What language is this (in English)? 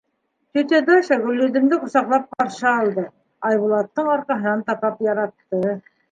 Bashkir